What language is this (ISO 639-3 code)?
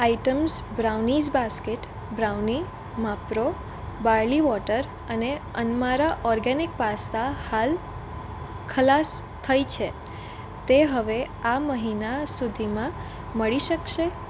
guj